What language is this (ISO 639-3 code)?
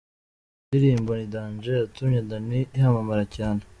kin